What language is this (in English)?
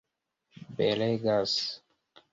Esperanto